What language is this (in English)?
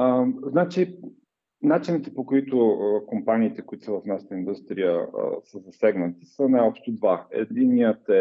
Bulgarian